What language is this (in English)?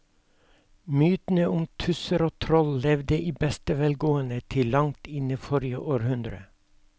Norwegian